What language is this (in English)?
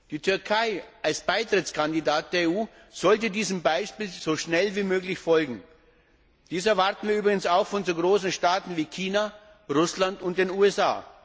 German